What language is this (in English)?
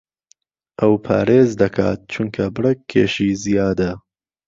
Central Kurdish